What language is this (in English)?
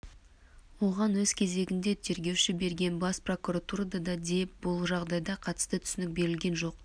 Kazakh